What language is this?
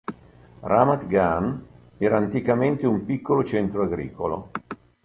Italian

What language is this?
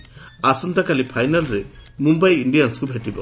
Odia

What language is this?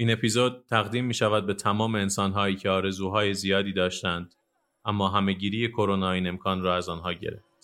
Persian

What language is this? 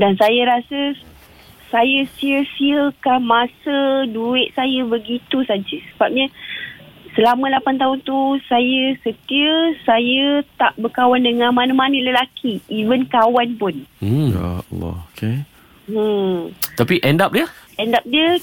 Malay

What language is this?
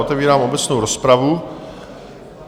Czech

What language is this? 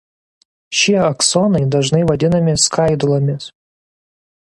Lithuanian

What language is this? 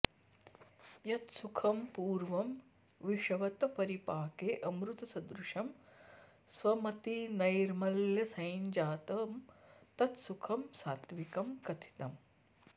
Sanskrit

